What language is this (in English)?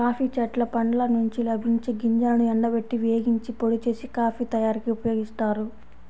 Telugu